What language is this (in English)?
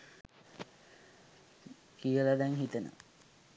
Sinhala